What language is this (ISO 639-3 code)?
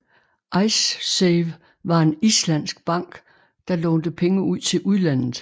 dan